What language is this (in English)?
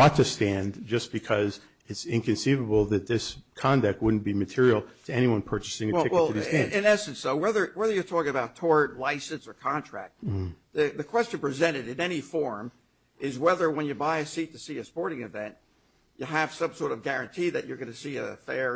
English